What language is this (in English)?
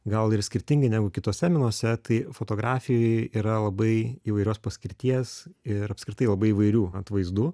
Lithuanian